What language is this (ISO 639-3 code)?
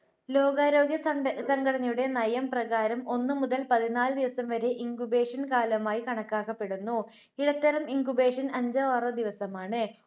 mal